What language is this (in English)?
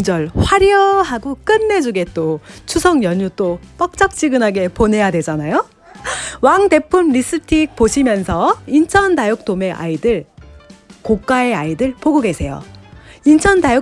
Korean